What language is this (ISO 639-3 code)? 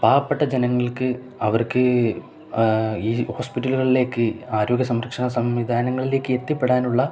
mal